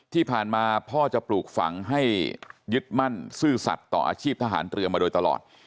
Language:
Thai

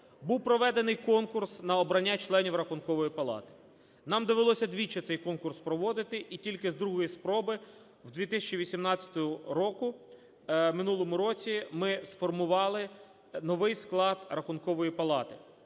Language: Ukrainian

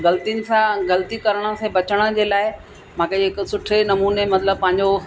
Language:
Sindhi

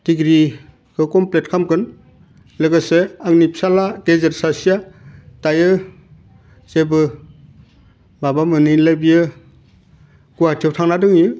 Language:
Bodo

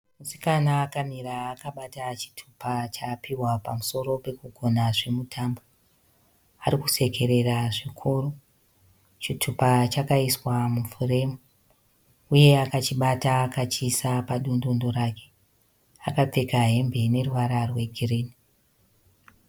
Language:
Shona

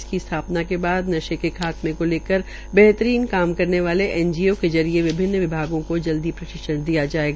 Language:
Hindi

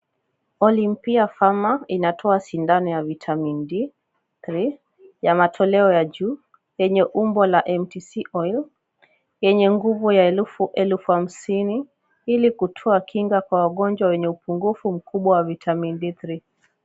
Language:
Swahili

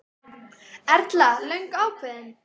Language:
Icelandic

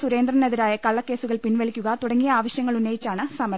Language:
Malayalam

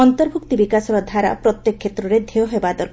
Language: Odia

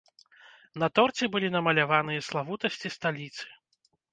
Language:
Belarusian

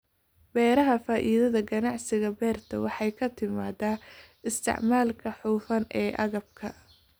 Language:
Somali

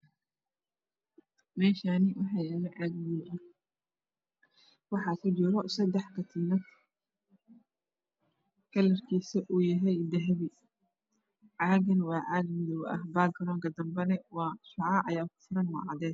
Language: Somali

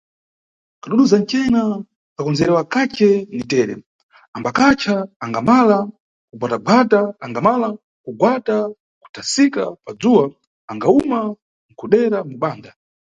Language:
Nyungwe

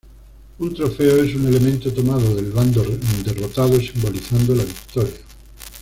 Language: Spanish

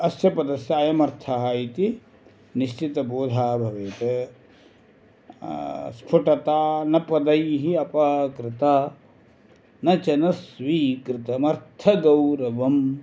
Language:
Sanskrit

